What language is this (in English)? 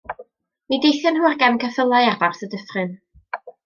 Welsh